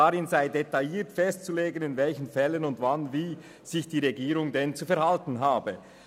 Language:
Swiss German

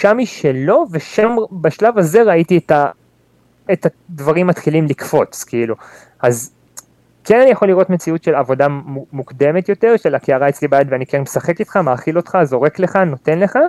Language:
Hebrew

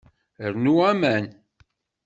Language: Kabyle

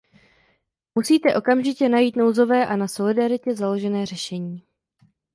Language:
Czech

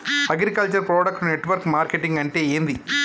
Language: Telugu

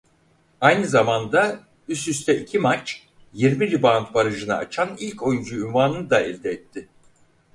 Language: Turkish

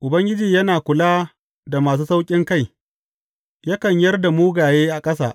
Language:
Hausa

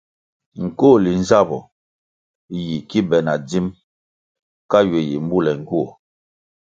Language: Kwasio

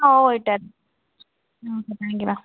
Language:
Malayalam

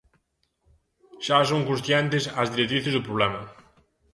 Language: Galician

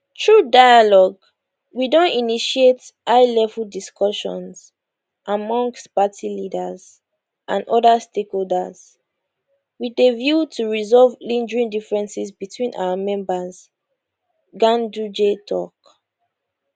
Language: Nigerian Pidgin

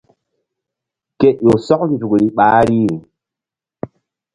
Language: Mbum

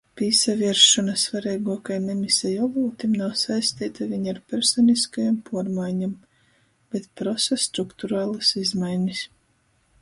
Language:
Latgalian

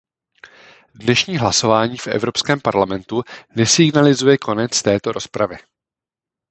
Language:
Czech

